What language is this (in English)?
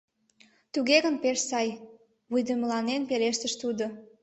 Mari